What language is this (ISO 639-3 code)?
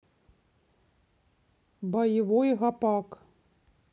rus